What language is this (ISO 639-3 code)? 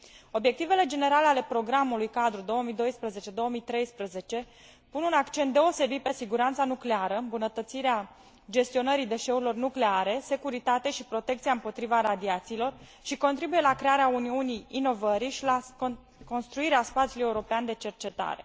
ron